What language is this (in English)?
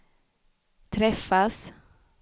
Swedish